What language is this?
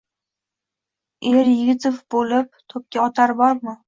Uzbek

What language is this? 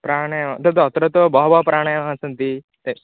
Sanskrit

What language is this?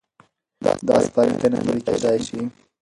Pashto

